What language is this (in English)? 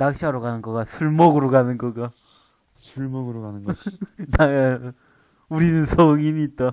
Korean